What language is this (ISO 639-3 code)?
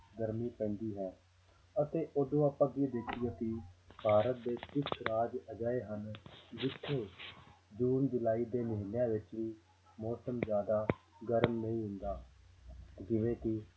pan